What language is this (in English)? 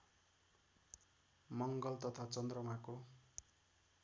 Nepali